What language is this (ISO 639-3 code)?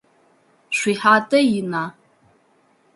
ady